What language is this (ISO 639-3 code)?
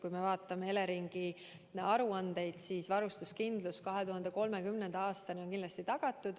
est